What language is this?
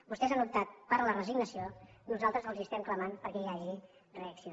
Catalan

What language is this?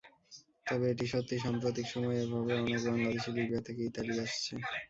Bangla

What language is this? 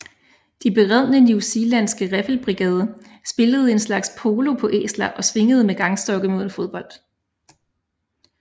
Danish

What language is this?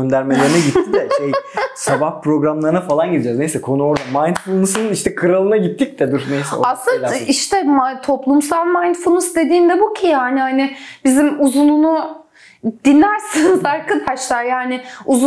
Turkish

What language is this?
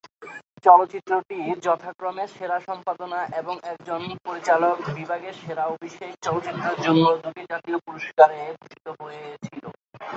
Bangla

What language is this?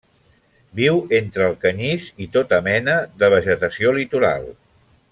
Catalan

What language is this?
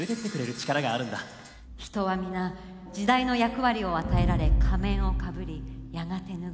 Japanese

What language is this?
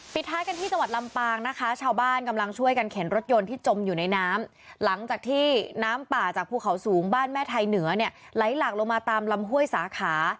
Thai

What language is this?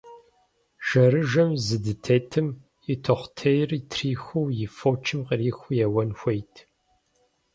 Kabardian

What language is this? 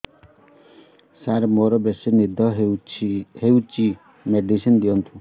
Odia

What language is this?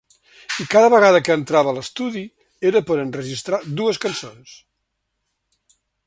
Catalan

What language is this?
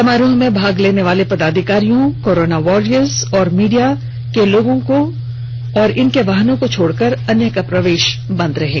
Hindi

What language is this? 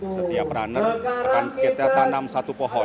Indonesian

